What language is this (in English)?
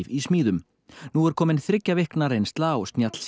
Icelandic